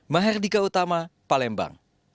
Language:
Indonesian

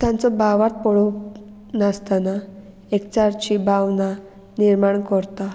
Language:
Konkani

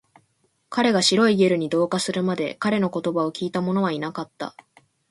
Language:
Japanese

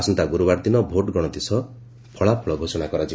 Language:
Odia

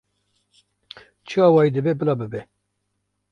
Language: Kurdish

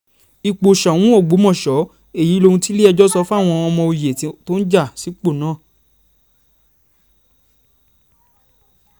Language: Yoruba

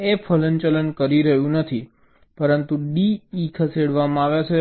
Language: Gujarati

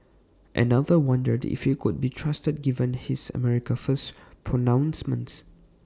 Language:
English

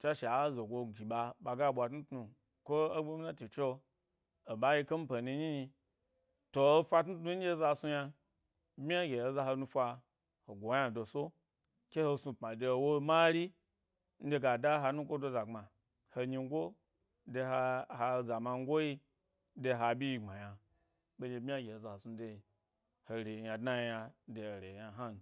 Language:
Gbari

